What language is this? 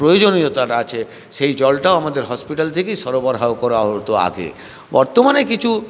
Bangla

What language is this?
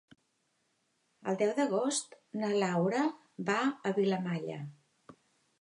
Catalan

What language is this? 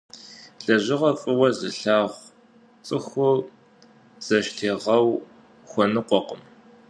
Kabardian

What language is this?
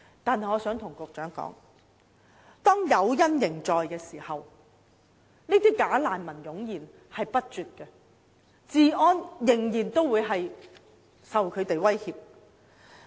Cantonese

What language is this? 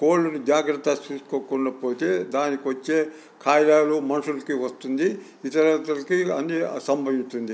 Telugu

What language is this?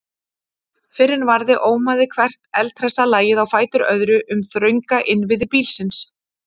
Icelandic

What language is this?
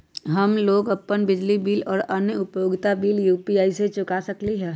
Magahi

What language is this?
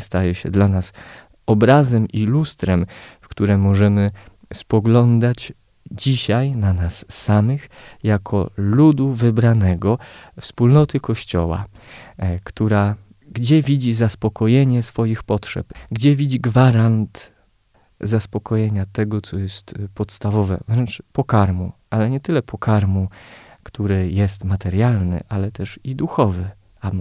Polish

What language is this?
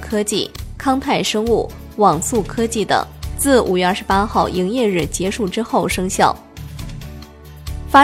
Chinese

